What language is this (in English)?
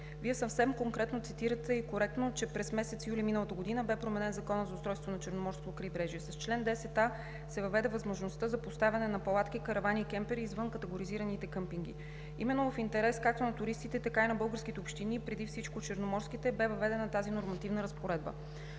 Bulgarian